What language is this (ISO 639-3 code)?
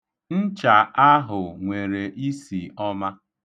ibo